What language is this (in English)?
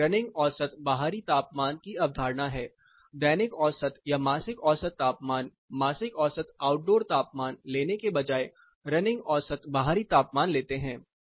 Hindi